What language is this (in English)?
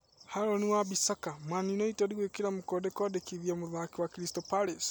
Kikuyu